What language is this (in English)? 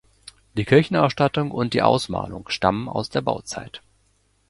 German